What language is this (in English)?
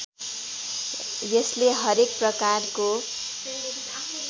Nepali